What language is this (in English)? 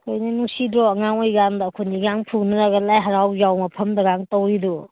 Manipuri